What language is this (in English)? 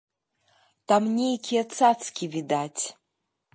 Belarusian